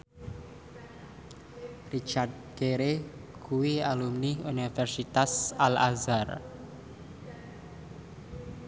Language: Javanese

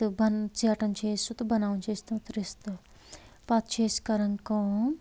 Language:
Kashmiri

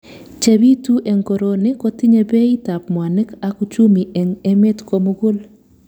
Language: Kalenjin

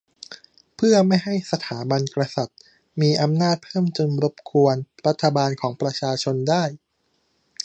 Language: Thai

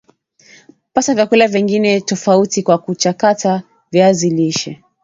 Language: Swahili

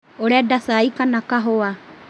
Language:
Kikuyu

